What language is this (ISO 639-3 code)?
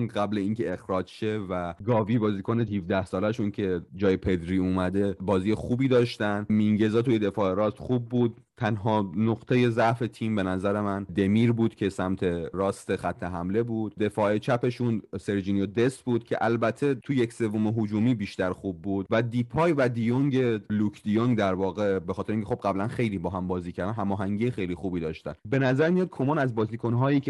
fas